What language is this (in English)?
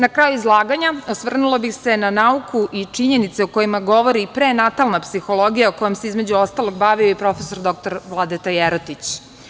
Serbian